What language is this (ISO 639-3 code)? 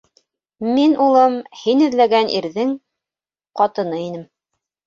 bak